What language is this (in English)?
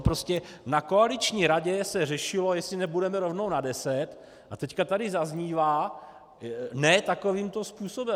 Czech